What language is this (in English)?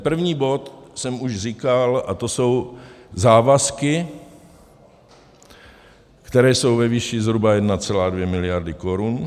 Czech